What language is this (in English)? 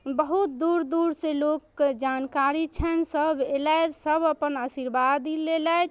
Maithili